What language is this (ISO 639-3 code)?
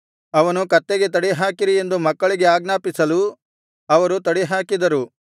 kan